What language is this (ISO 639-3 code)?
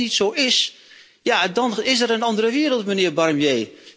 nld